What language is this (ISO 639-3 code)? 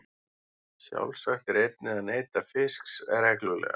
isl